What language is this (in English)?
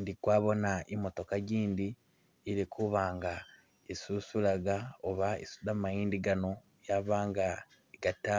Masaaba